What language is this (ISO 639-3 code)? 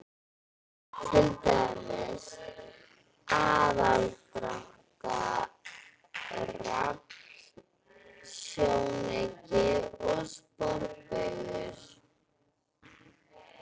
isl